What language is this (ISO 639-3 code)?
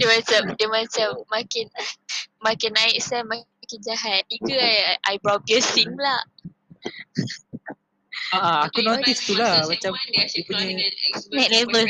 msa